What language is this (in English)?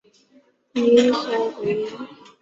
Chinese